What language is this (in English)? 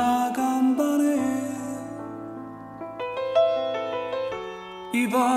Korean